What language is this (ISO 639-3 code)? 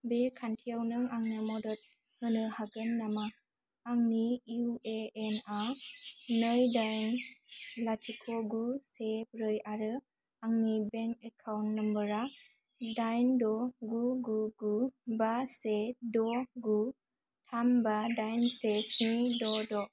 brx